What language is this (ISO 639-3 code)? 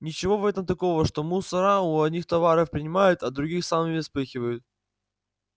rus